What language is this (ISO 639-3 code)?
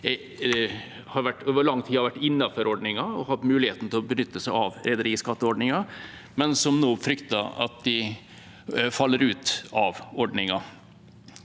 nor